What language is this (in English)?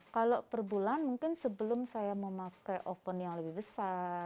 Indonesian